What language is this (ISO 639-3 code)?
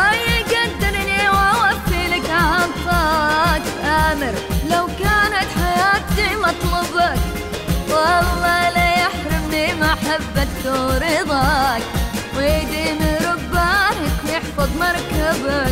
ara